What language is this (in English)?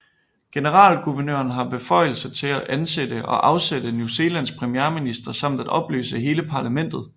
Danish